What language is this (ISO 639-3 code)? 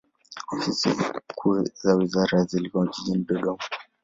swa